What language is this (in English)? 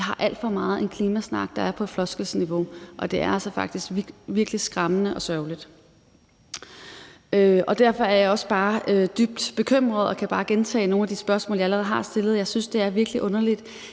Danish